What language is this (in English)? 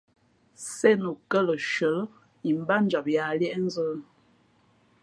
Fe'fe'